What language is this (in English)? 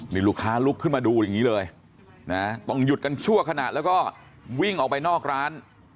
Thai